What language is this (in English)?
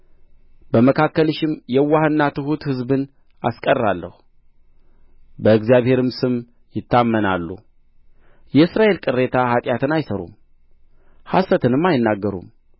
Amharic